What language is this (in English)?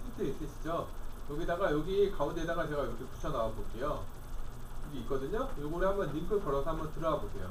Korean